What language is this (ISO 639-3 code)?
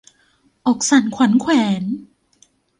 tha